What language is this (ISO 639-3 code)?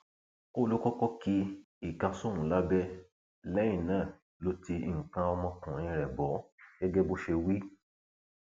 yor